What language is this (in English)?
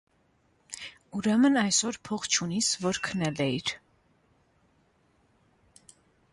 Armenian